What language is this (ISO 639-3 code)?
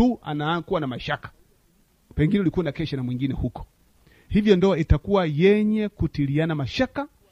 swa